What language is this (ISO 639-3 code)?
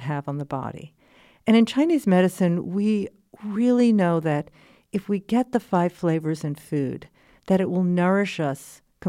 eng